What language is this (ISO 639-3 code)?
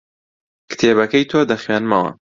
ckb